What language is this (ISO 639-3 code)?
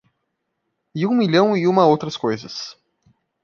por